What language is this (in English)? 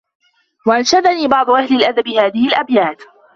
Arabic